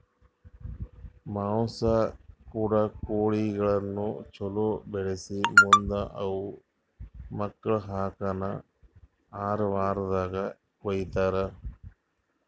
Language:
Kannada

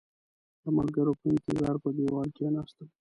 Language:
Pashto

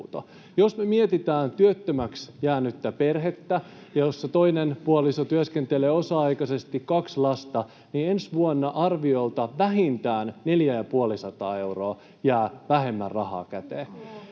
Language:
Finnish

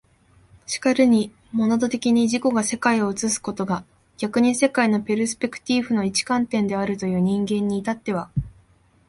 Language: Japanese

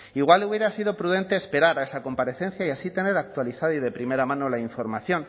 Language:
Spanish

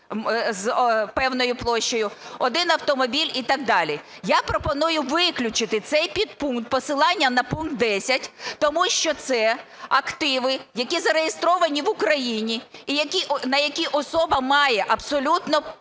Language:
Ukrainian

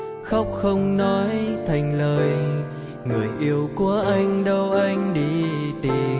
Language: Vietnamese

